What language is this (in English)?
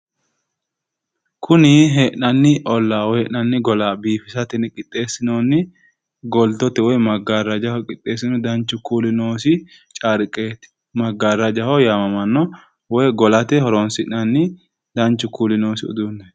Sidamo